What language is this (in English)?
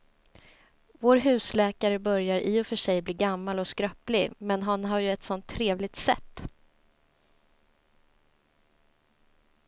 Swedish